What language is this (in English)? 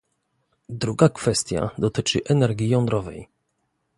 Polish